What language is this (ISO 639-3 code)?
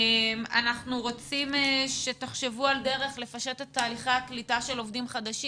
heb